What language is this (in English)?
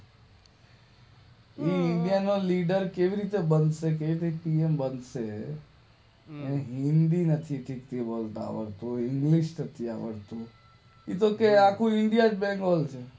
Gujarati